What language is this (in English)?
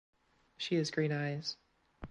English